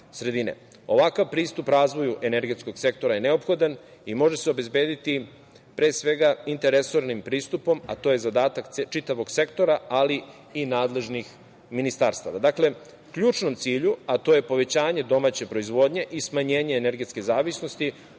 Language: Serbian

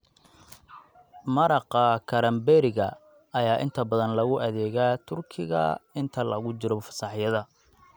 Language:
Somali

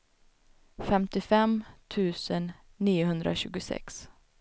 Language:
Swedish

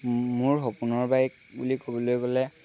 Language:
Assamese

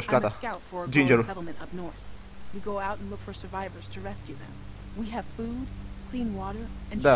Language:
Romanian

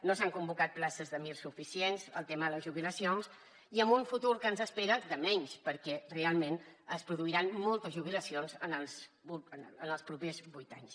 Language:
Catalan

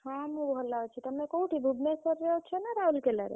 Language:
Odia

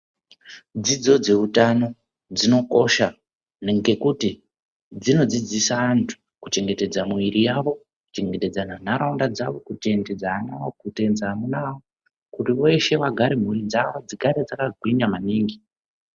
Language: Ndau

